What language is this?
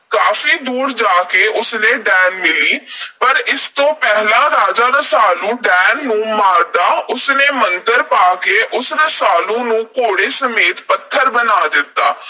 Punjabi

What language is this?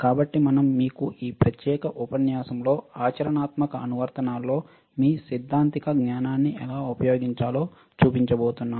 Telugu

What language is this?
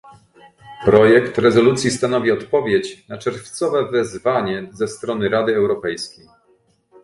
Polish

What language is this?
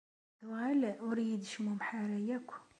Kabyle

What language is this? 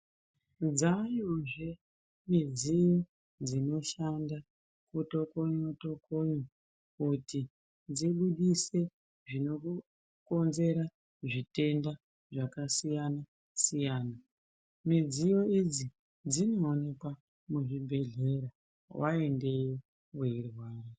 Ndau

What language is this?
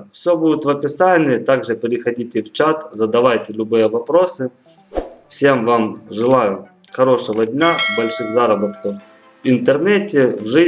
Russian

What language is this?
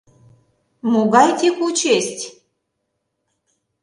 Mari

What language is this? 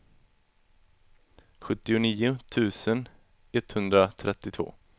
Swedish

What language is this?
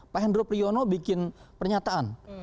Indonesian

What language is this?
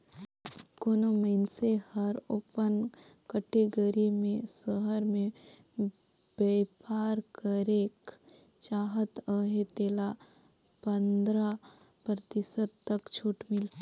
Chhattisgarhi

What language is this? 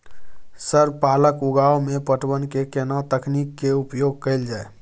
Maithili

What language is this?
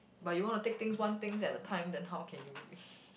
English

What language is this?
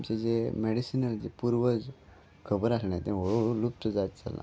Konkani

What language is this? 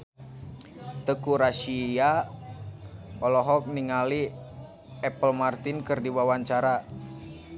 Sundanese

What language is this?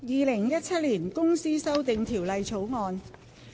Cantonese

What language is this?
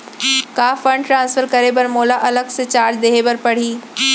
Chhattisgarhi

